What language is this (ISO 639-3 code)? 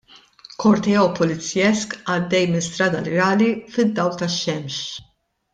mlt